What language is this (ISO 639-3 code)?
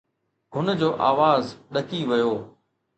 snd